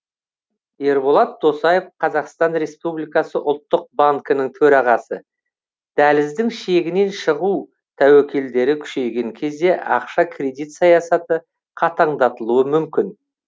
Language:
Kazakh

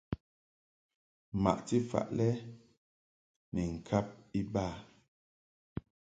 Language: Mungaka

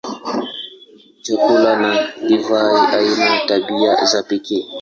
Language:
Swahili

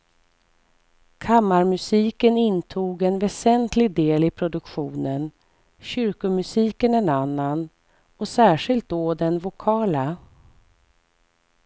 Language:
Swedish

